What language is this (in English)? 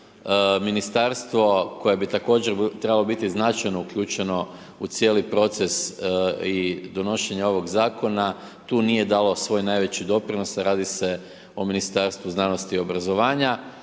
Croatian